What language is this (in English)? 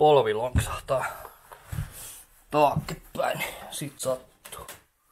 Finnish